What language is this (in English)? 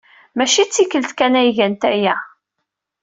Kabyle